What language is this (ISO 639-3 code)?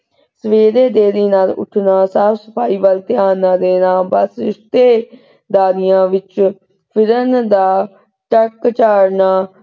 pan